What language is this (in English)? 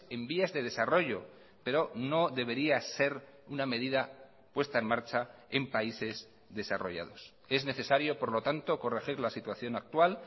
Spanish